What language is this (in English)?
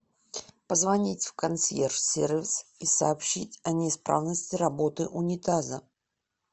Russian